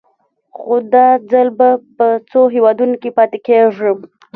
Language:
Pashto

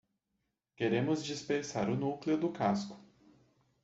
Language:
Portuguese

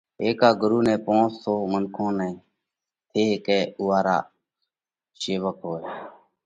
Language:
Parkari Koli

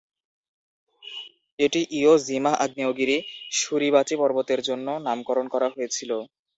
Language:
Bangla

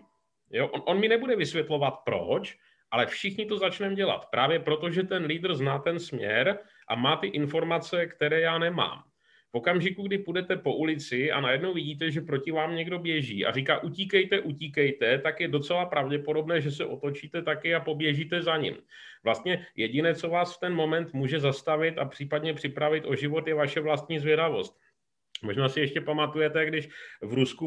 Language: Czech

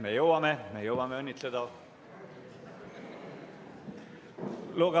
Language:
Estonian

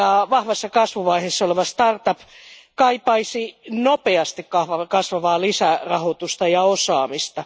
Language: Finnish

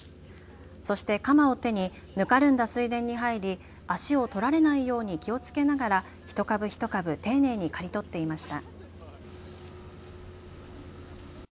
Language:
Japanese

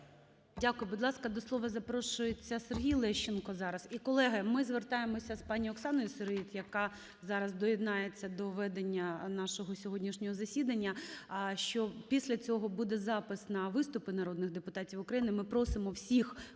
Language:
Ukrainian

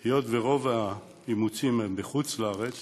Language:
Hebrew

